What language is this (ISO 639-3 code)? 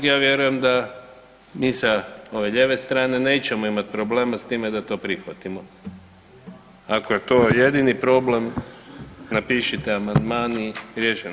hrv